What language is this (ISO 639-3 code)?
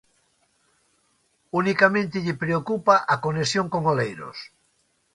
glg